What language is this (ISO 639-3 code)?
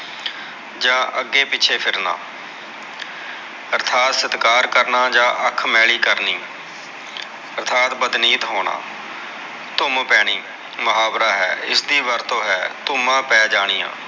pan